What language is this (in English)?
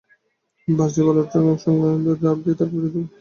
Bangla